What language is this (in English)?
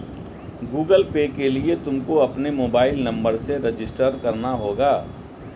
Hindi